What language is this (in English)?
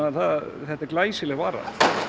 Icelandic